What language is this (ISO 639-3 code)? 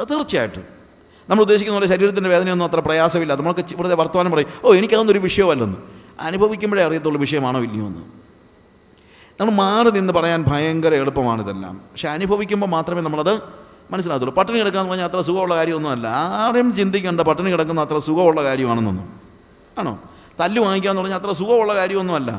mal